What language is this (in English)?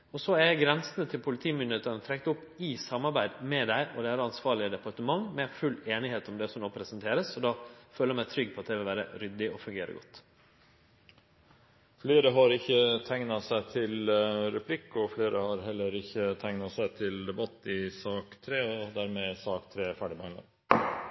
Norwegian